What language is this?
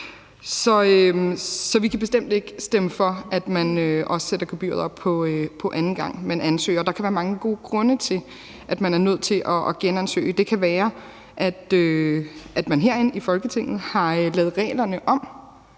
Danish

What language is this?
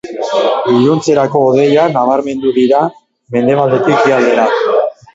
Basque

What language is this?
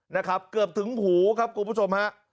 Thai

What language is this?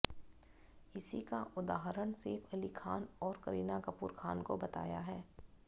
Hindi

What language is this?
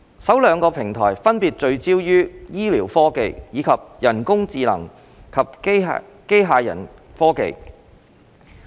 Cantonese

